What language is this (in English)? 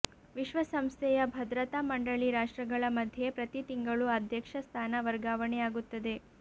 Kannada